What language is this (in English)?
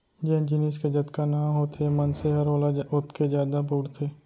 Chhattisgarhi